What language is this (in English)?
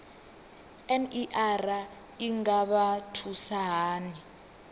Venda